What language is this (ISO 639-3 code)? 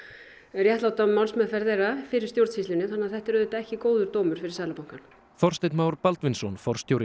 isl